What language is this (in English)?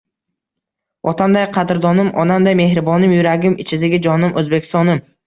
Uzbek